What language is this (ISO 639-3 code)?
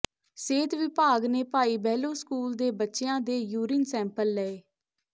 pan